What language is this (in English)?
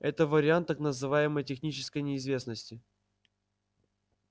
Russian